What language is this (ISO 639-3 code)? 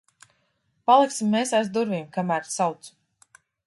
lav